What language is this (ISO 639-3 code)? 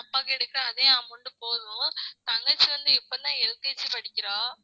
tam